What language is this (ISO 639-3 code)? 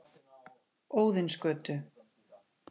isl